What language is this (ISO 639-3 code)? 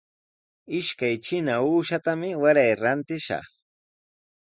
qws